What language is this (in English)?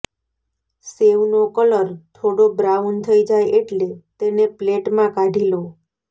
Gujarati